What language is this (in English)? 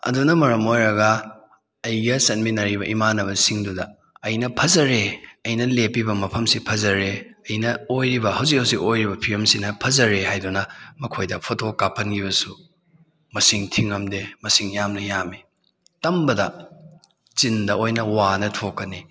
Manipuri